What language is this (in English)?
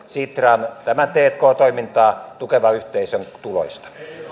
Finnish